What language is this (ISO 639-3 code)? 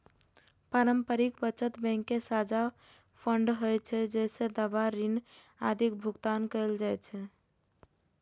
mai